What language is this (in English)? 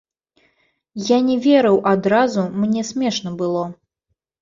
Belarusian